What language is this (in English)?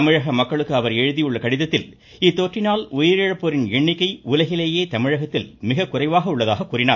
Tamil